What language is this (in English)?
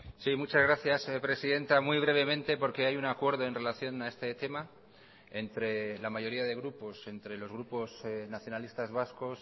Spanish